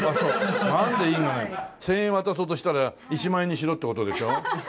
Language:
Japanese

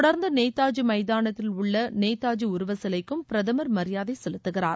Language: Tamil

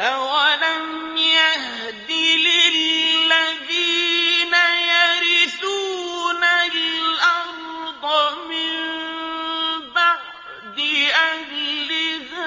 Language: Arabic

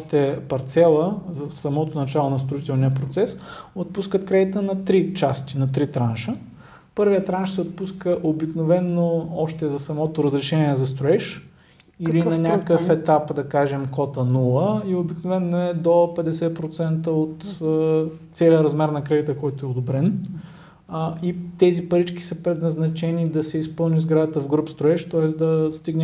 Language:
Bulgarian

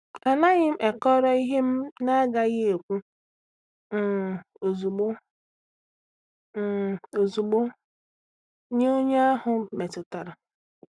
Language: Igbo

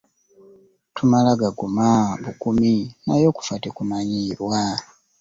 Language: Ganda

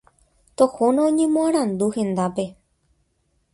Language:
Guarani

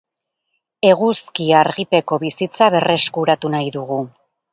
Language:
Basque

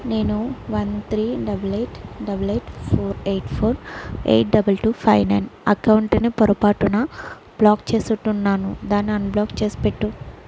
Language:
Telugu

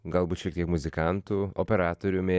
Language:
Lithuanian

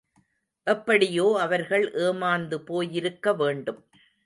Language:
Tamil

